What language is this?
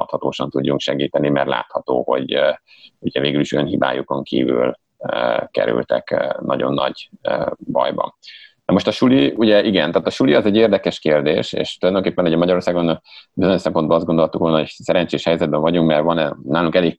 Hungarian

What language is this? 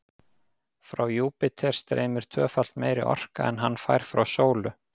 Icelandic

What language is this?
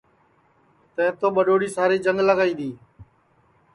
Sansi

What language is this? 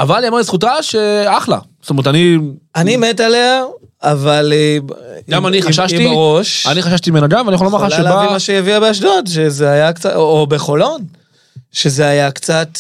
Hebrew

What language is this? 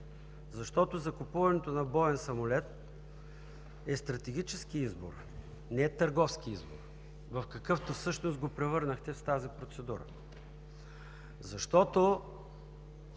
Bulgarian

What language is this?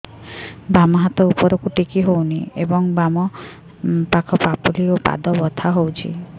Odia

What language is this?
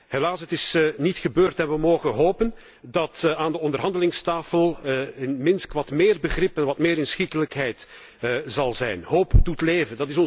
Dutch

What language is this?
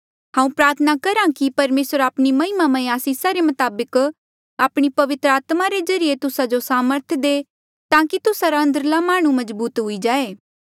Mandeali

